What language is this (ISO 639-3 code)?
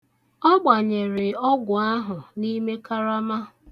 ibo